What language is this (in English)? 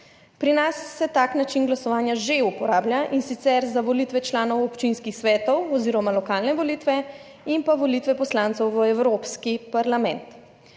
Slovenian